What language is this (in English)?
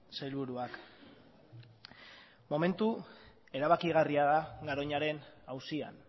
Basque